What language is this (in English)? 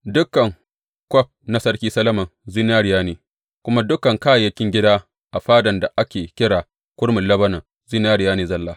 Hausa